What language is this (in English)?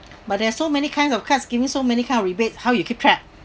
English